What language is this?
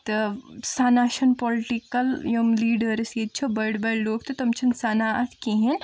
Kashmiri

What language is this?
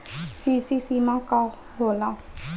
Bhojpuri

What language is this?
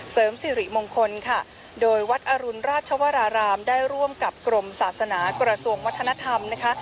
Thai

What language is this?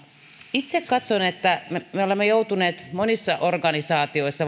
Finnish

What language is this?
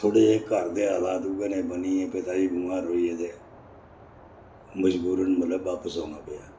Dogri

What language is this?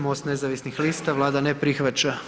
Croatian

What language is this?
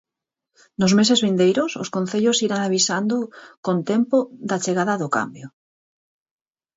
Galician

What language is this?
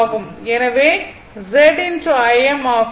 Tamil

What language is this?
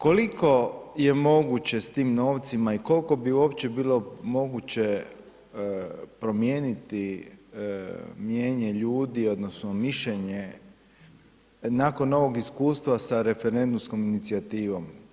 Croatian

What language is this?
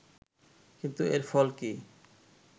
Bangla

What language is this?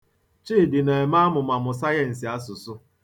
Igbo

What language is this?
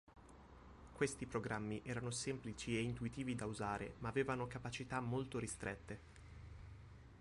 Italian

